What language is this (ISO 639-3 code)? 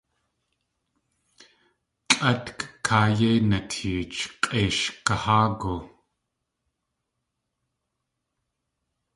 tli